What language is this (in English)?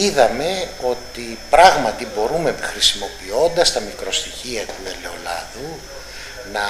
Greek